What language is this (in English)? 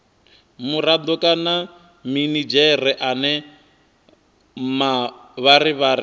Venda